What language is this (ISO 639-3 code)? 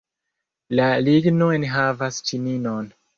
epo